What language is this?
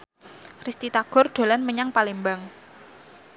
Javanese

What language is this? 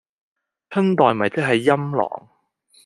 Cantonese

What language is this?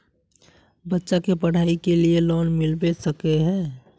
Magahi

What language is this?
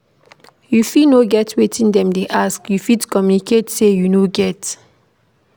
Nigerian Pidgin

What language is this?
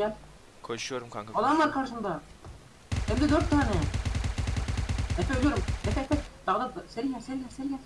Turkish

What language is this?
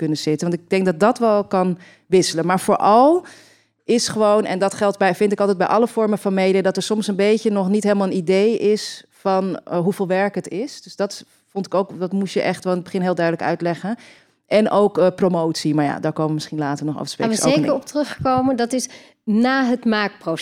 Dutch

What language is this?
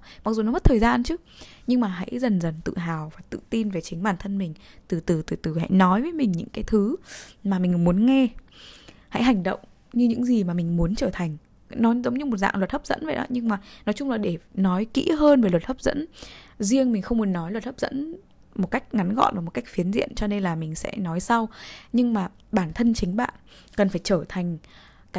Vietnamese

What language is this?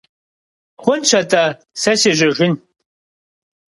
Kabardian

